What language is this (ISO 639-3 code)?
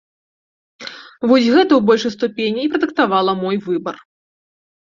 bel